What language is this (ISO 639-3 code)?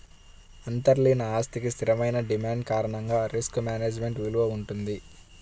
tel